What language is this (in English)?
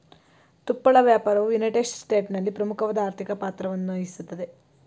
Kannada